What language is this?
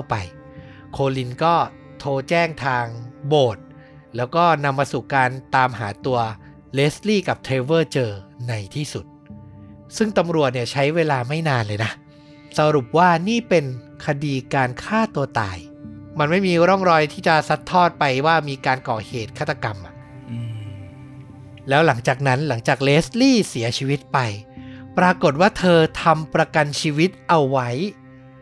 Thai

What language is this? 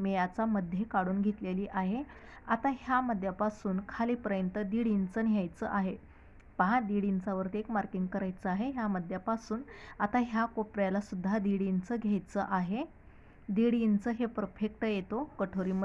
Italian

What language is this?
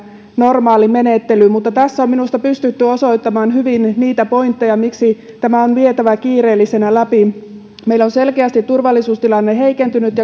Finnish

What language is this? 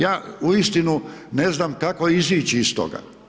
Croatian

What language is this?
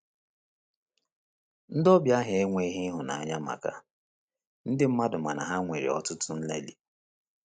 Igbo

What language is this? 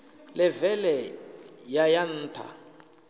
Venda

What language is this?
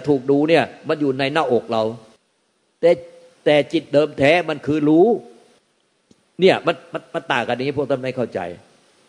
Thai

